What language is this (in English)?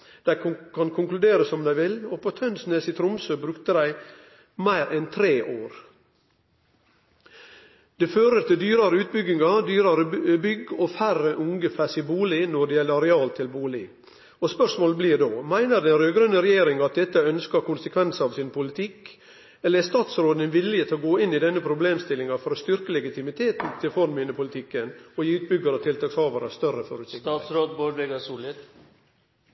Norwegian Nynorsk